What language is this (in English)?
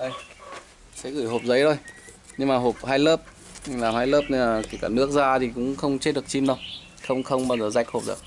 Vietnamese